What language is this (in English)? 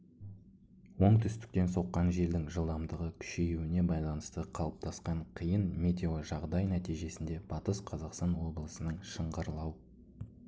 Kazakh